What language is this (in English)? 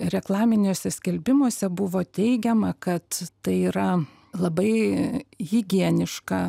Lithuanian